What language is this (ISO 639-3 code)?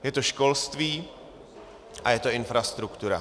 ces